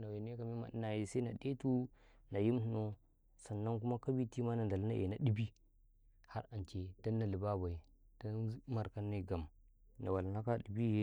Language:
Karekare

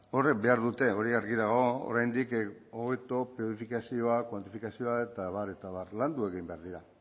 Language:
Basque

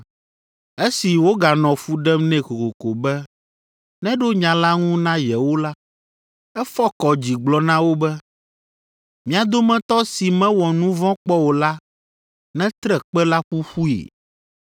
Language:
Ewe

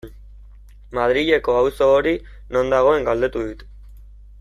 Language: Basque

